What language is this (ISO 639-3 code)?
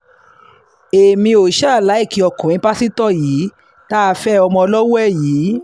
yor